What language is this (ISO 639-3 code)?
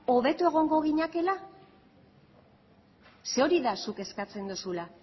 eus